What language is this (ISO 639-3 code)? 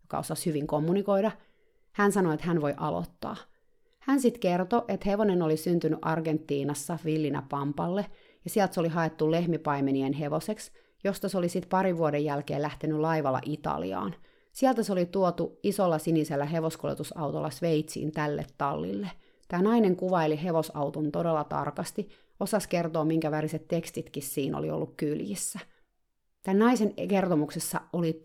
fin